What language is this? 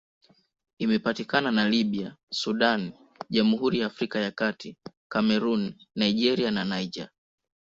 Swahili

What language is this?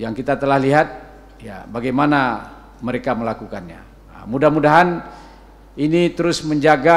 Indonesian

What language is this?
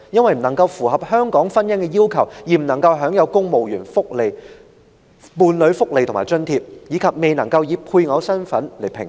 Cantonese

